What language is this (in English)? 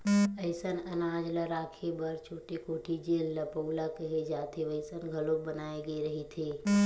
Chhattisgarhi